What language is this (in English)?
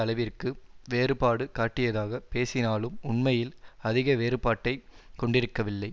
Tamil